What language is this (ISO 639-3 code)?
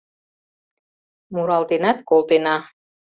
chm